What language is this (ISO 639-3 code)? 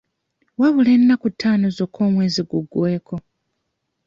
lug